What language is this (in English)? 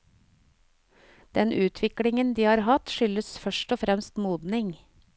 Norwegian